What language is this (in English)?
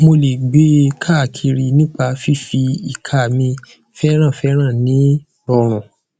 Yoruba